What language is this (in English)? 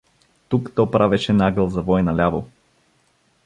Bulgarian